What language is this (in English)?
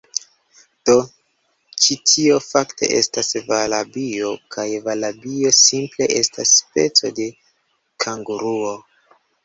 Esperanto